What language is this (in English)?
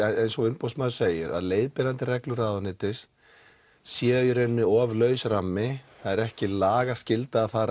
Icelandic